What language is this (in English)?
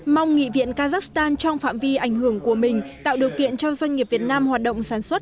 Vietnamese